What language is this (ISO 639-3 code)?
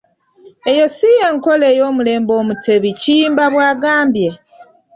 lug